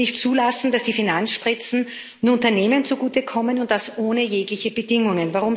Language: German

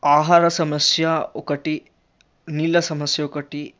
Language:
Telugu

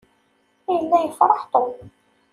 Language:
Kabyle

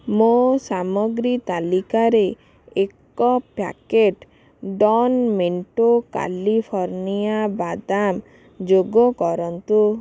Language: Odia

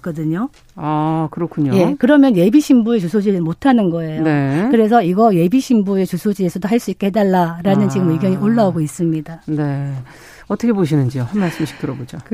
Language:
Korean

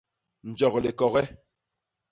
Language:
Basaa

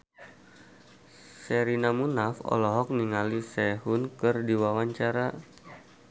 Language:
Sundanese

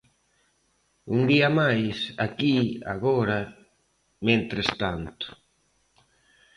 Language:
Galician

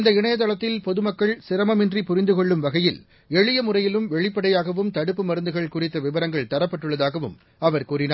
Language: Tamil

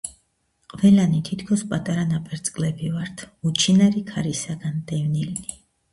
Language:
Georgian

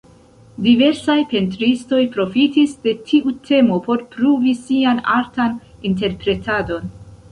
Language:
Esperanto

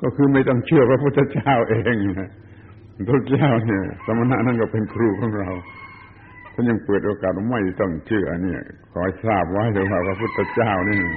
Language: Thai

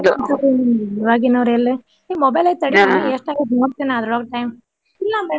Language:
Kannada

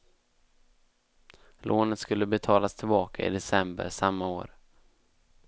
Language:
Swedish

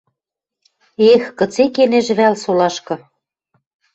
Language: Western Mari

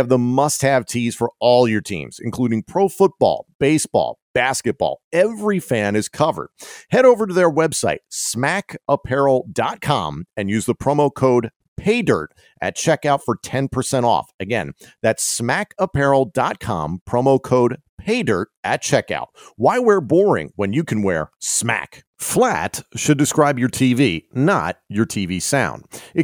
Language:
English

